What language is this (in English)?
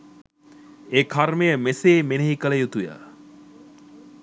Sinhala